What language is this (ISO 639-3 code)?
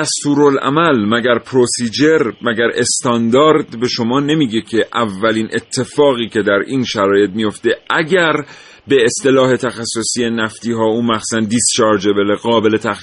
fas